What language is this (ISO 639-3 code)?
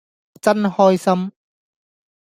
yue